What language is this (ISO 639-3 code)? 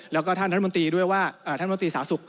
tha